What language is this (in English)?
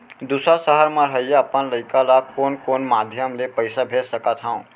Chhattisgarhi